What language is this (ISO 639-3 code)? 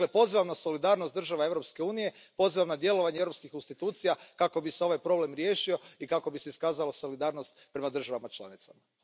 hrv